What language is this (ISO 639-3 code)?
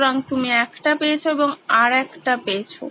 ben